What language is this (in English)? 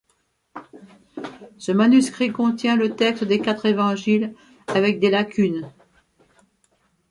French